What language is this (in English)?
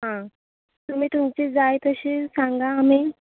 Konkani